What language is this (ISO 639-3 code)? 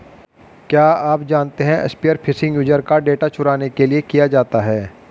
hin